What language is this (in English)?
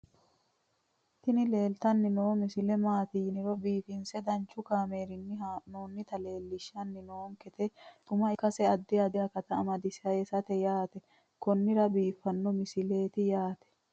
Sidamo